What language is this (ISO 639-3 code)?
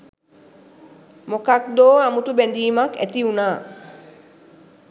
sin